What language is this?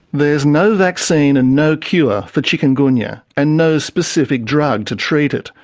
English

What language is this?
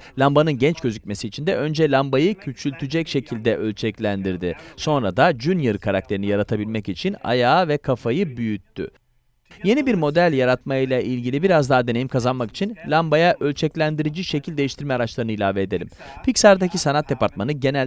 Turkish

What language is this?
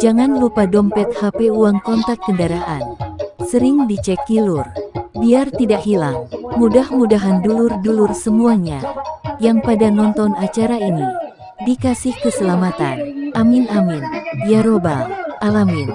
Indonesian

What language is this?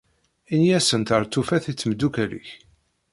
Kabyle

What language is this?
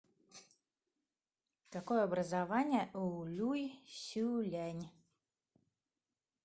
Russian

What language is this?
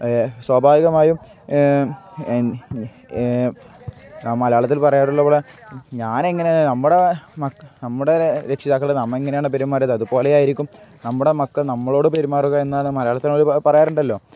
Malayalam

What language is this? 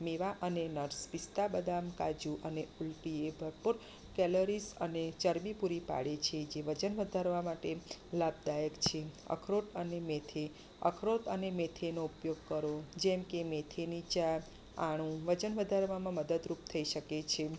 Gujarati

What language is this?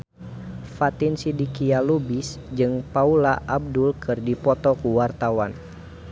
Sundanese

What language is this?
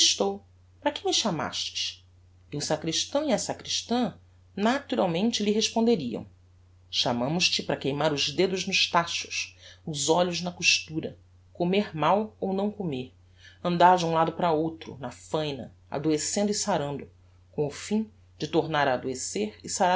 Portuguese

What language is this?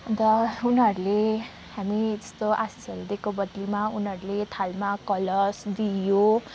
Nepali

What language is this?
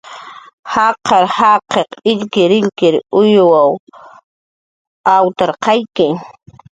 Jaqaru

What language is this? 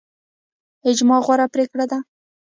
Pashto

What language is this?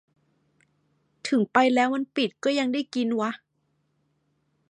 Thai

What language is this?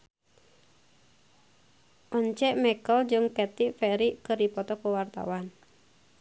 Sundanese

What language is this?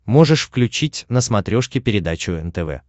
Russian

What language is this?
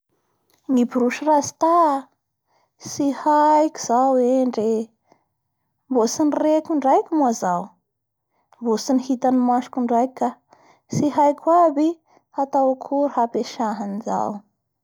Bara Malagasy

